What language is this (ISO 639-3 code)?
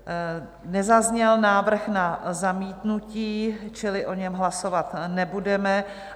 ces